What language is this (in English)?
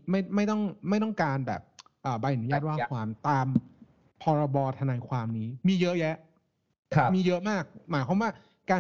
Thai